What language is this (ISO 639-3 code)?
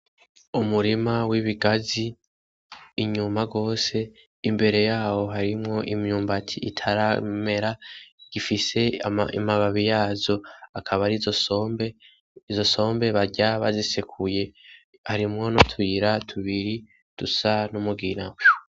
run